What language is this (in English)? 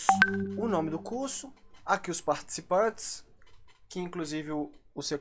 Portuguese